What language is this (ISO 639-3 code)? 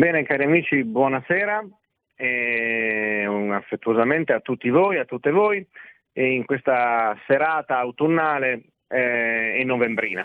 ita